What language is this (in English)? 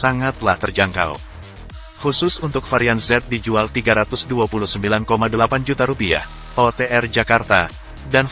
Indonesian